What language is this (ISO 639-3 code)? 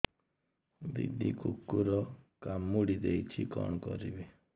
ori